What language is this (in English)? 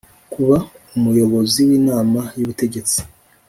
Kinyarwanda